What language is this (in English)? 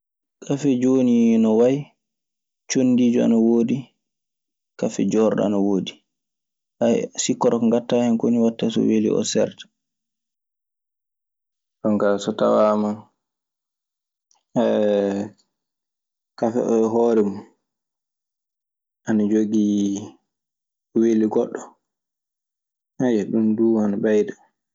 Maasina Fulfulde